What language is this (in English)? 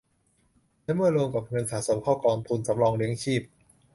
Thai